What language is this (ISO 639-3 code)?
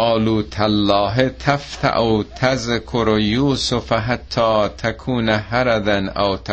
fas